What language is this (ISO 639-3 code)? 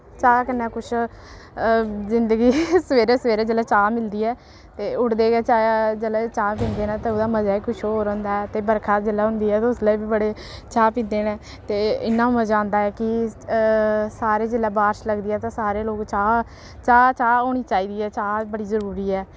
doi